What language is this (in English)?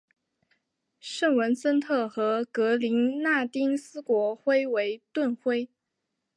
Chinese